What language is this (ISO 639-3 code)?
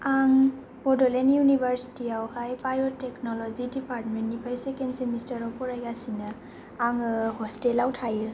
brx